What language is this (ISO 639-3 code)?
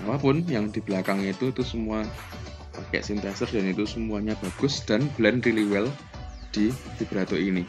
ind